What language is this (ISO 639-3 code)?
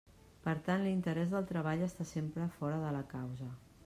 cat